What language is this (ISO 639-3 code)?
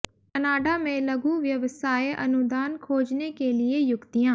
hin